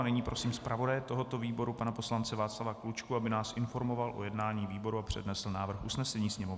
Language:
Czech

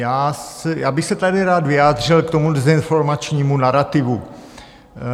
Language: Czech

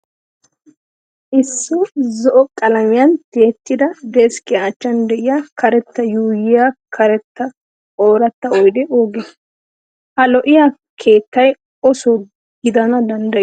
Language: Wolaytta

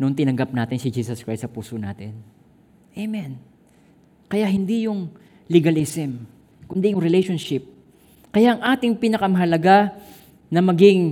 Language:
Filipino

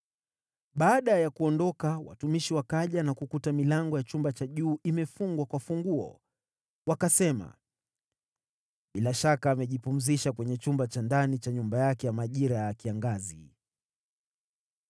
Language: Swahili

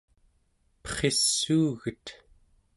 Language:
Central Yupik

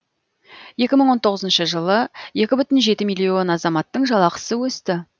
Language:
Kazakh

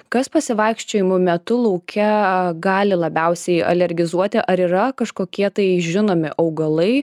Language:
Lithuanian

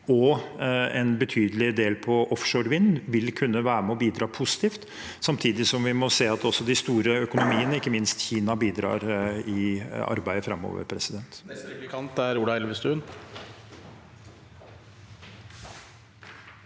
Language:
Norwegian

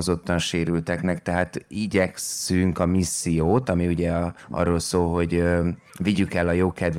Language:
Hungarian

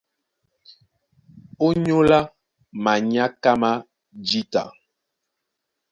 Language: Duala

